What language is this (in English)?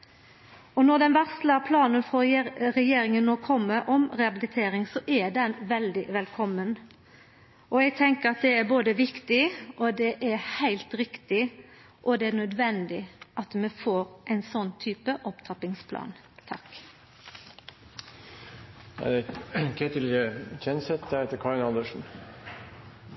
Norwegian Nynorsk